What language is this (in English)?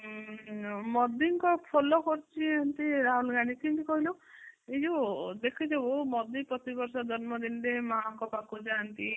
Odia